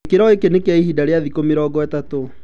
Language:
Kikuyu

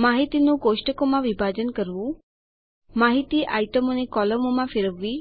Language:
Gujarati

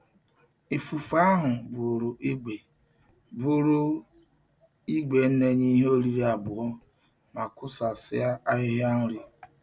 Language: Igbo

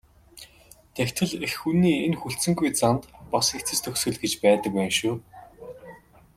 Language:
Mongolian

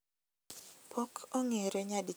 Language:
Luo (Kenya and Tanzania)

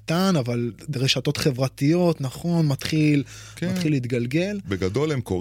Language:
Hebrew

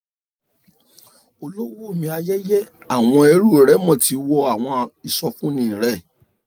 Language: Yoruba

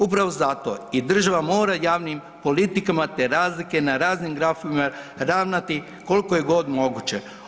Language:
Croatian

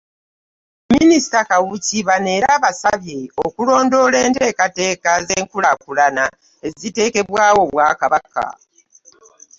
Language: Ganda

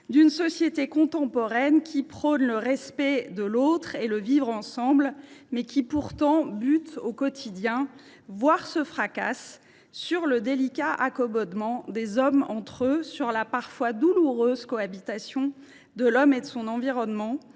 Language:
French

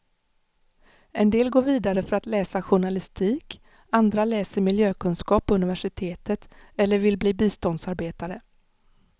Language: Swedish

